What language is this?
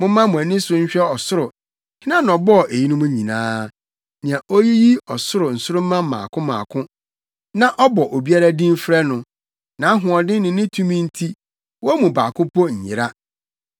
Akan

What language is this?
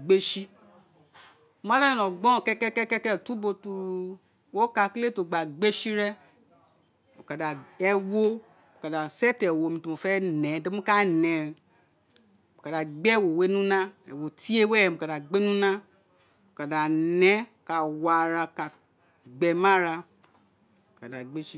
Isekiri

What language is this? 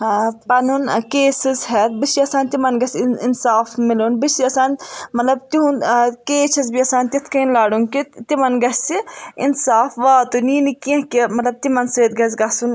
Kashmiri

